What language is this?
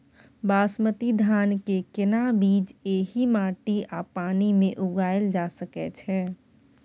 Maithili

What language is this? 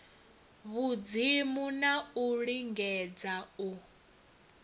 Venda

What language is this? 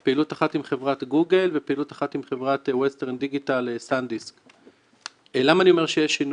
Hebrew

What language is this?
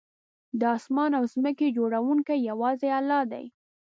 Pashto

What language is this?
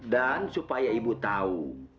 Indonesian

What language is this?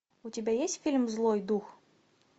Russian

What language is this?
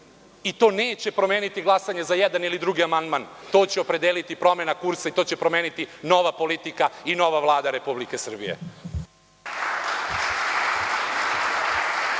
Serbian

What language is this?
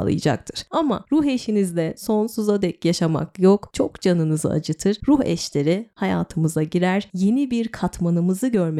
Turkish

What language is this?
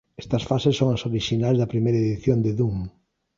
Galician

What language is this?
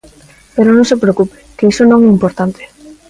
Galician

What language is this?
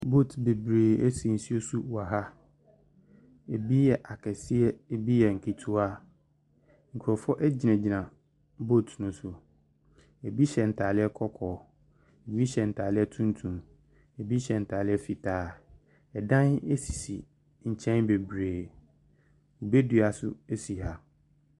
Akan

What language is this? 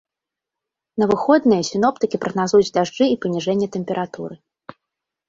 Belarusian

